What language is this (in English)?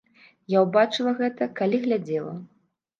Belarusian